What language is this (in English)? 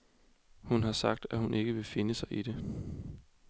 Danish